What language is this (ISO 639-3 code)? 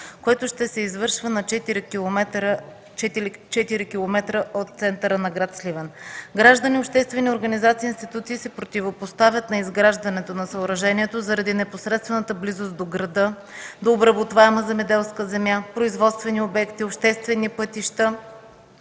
bul